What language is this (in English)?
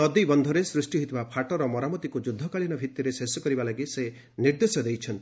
Odia